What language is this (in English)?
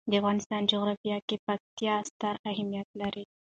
Pashto